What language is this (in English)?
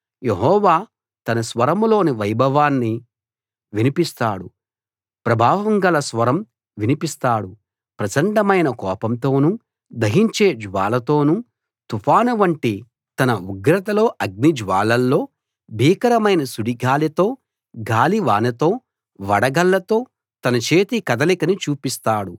Telugu